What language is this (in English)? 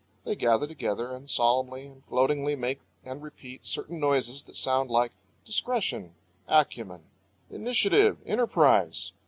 English